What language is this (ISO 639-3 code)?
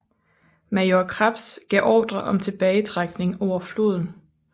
dan